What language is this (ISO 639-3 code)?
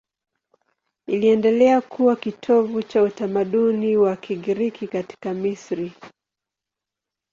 swa